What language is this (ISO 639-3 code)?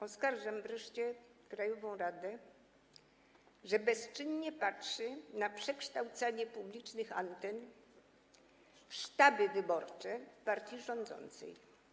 pol